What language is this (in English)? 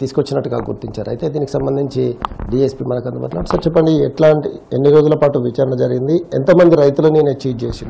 Telugu